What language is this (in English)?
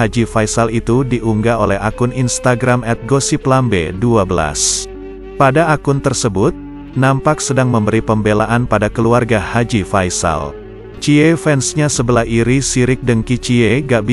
Indonesian